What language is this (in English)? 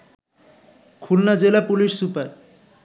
Bangla